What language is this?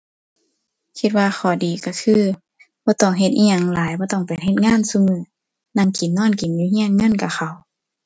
Thai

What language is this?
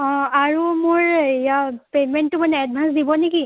Assamese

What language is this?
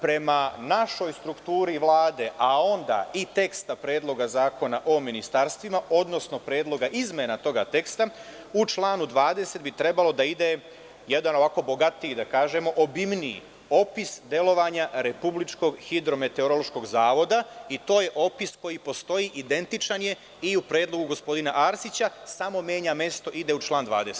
Serbian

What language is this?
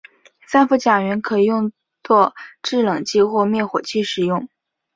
Chinese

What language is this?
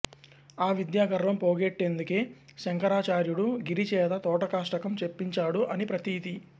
Telugu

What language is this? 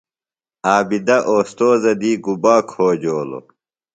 Phalura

